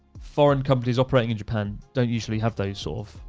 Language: English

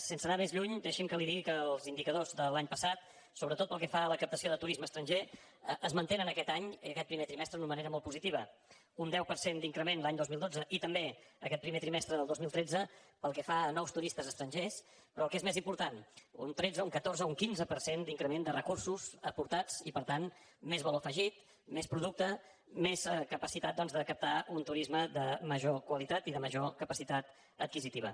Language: Catalan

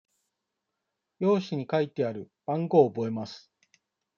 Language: Japanese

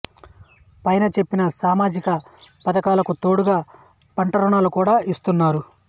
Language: Telugu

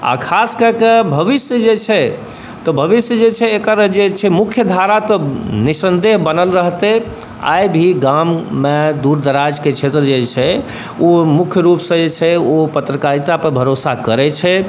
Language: Maithili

